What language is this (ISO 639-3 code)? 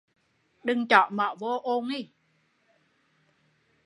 vie